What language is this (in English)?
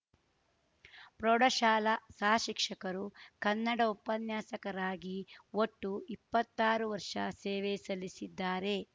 Kannada